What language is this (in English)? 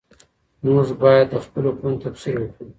Pashto